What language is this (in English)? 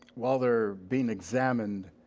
English